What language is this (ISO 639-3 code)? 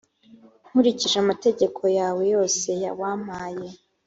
kin